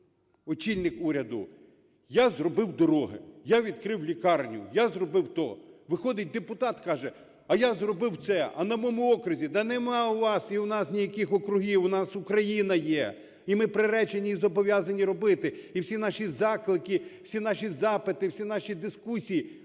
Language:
Ukrainian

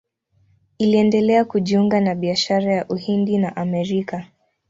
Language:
Swahili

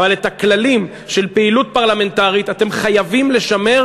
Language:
Hebrew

